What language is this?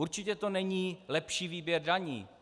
Czech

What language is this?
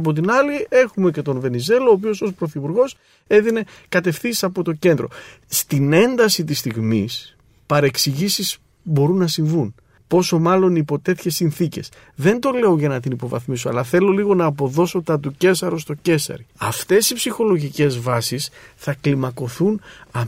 Greek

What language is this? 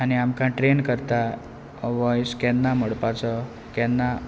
Konkani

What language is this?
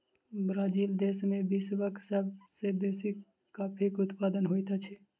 Maithili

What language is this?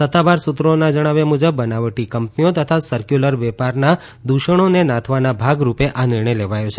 Gujarati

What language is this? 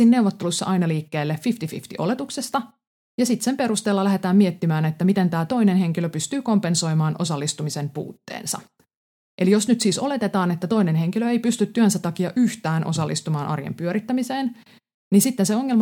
Finnish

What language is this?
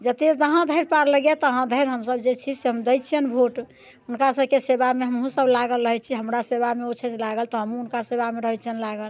Maithili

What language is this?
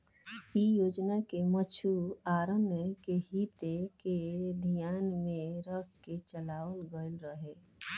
Bhojpuri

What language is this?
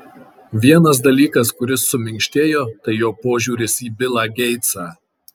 Lithuanian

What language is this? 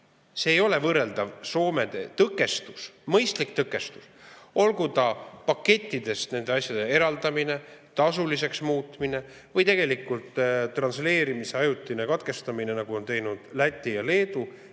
Estonian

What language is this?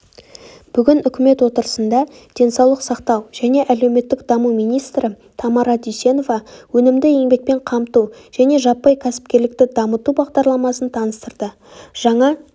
Kazakh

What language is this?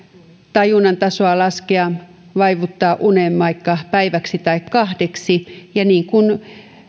Finnish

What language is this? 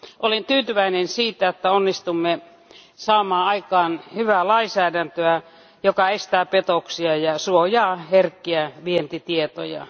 Finnish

